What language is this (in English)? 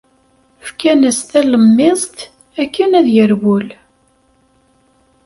Kabyle